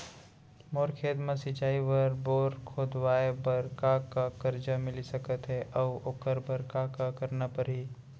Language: Chhattisgarhi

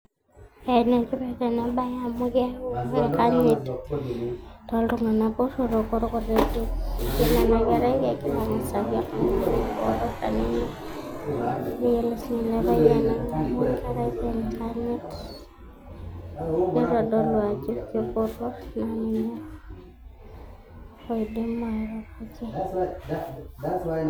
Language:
Masai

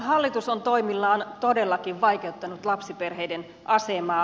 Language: Finnish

